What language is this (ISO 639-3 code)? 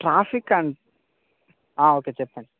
tel